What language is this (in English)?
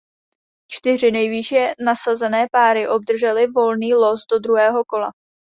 Czech